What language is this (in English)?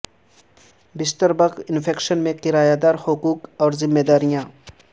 Urdu